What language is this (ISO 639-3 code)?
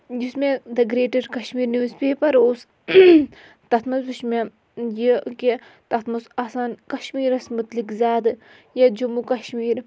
kas